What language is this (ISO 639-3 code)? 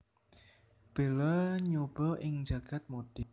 jav